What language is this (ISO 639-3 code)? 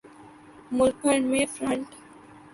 urd